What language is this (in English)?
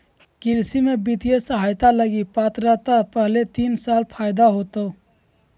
Magahi